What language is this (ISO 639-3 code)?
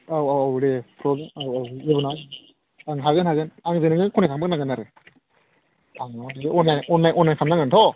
brx